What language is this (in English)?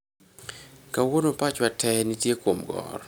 Luo (Kenya and Tanzania)